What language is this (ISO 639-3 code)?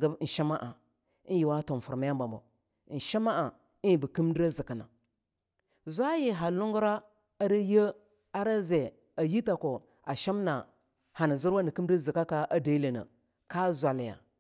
lnu